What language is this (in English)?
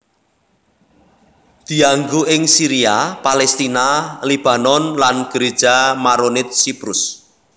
Javanese